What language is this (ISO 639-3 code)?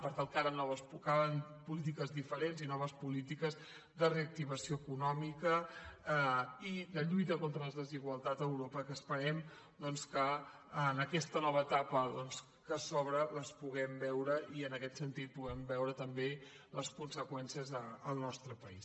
cat